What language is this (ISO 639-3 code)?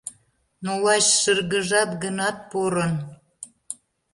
chm